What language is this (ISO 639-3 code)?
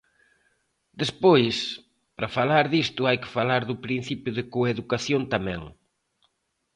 glg